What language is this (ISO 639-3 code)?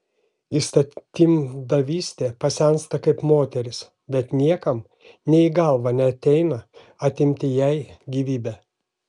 lit